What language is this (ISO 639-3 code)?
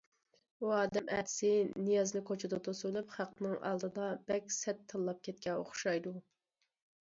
uig